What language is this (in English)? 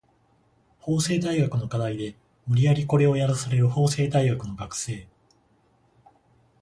Japanese